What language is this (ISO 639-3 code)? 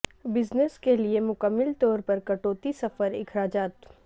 urd